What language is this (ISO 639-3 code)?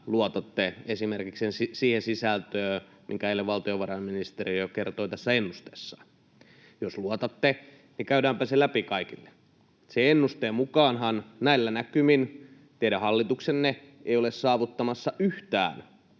fin